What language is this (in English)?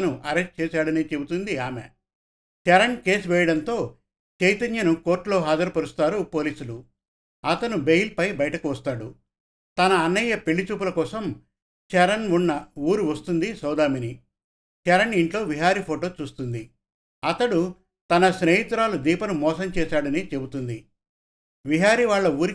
Telugu